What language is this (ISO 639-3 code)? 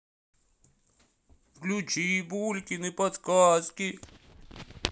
rus